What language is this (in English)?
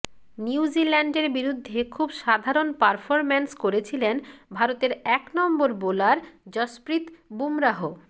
Bangla